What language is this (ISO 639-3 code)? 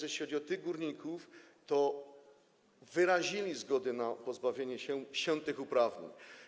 pol